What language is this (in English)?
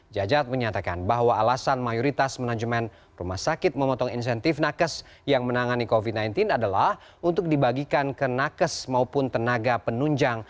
Indonesian